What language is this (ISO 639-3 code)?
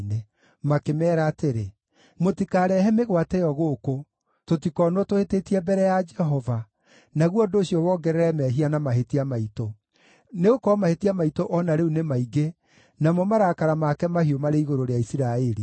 kik